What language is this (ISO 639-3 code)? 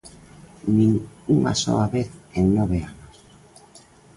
glg